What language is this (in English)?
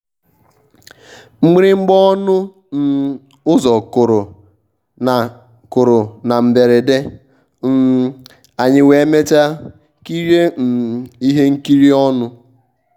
Igbo